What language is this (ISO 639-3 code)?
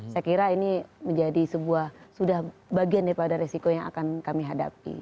ind